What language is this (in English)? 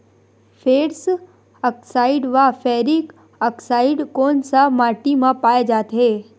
Chhattisgarhi